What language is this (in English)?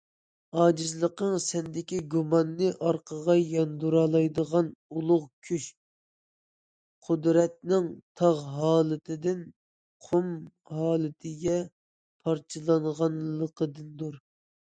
Uyghur